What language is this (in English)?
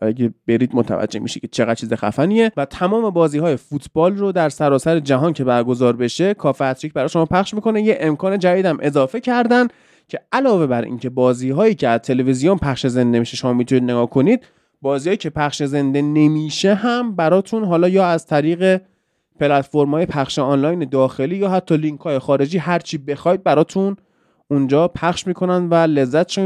Persian